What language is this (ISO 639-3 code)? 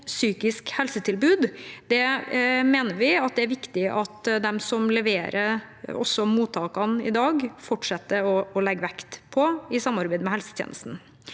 nor